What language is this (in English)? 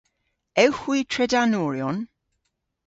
Cornish